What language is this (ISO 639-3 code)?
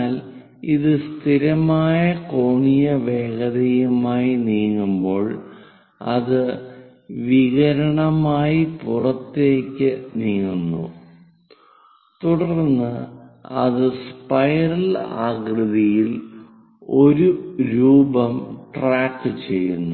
mal